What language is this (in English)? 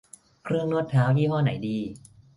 Thai